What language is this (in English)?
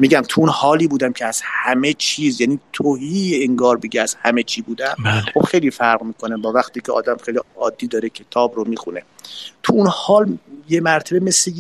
Persian